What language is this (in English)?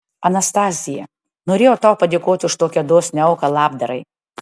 Lithuanian